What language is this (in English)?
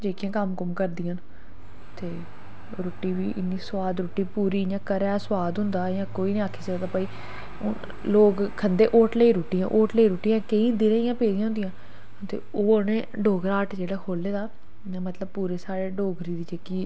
Dogri